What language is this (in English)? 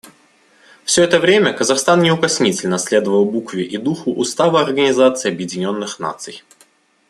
Russian